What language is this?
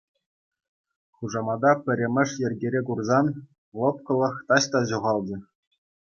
Chuvash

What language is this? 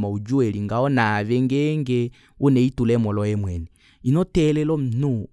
Kuanyama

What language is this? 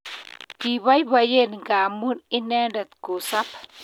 Kalenjin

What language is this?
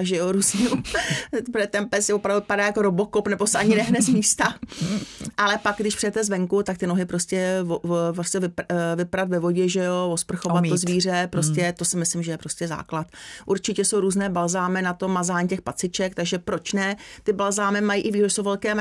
Czech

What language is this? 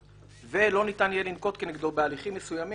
Hebrew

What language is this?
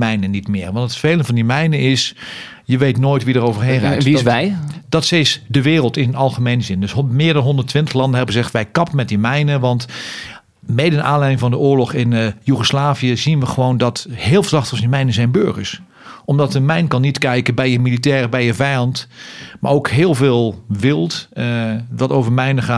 Dutch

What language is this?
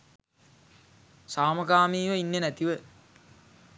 Sinhala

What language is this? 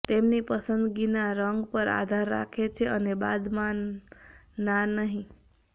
Gujarati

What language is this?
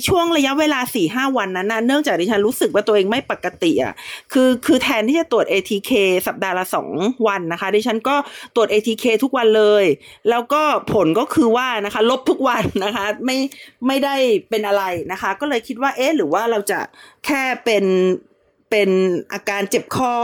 Thai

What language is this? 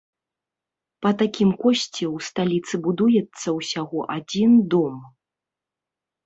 Belarusian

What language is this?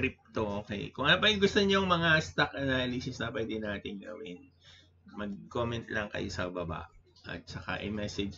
Filipino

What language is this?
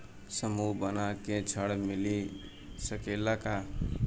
Bhojpuri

